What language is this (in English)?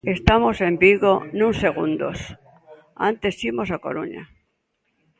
Galician